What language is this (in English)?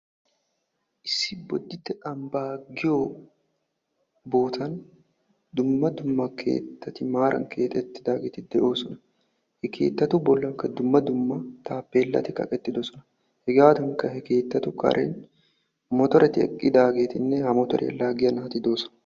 Wolaytta